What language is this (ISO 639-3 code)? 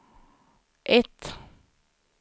swe